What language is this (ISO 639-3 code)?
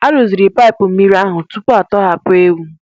ibo